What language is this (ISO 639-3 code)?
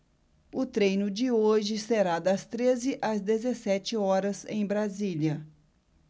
por